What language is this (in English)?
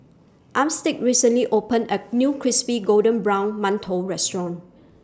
English